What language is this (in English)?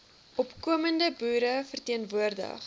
Afrikaans